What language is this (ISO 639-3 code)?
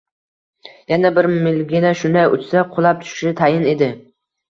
uzb